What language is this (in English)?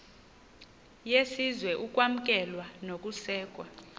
Xhosa